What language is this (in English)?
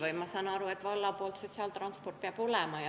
Estonian